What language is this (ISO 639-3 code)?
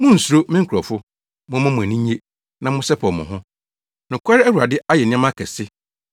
aka